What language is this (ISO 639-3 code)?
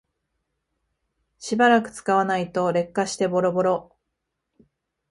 jpn